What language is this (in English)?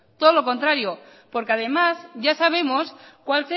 Spanish